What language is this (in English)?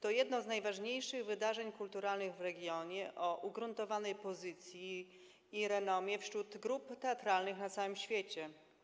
Polish